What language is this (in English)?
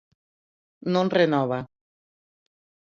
Galician